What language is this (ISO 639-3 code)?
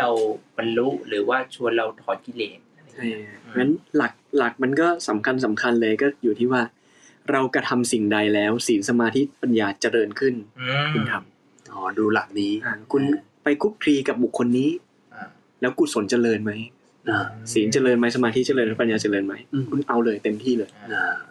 tha